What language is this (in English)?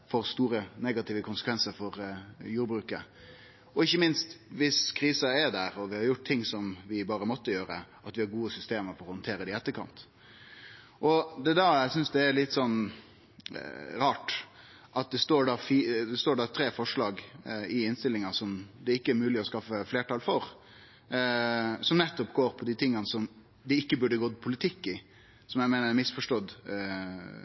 Norwegian Nynorsk